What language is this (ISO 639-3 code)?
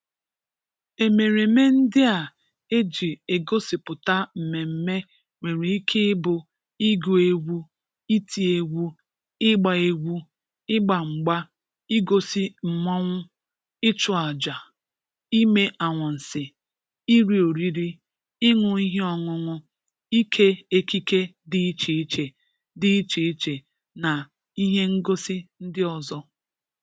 ibo